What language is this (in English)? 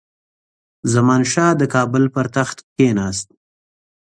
Pashto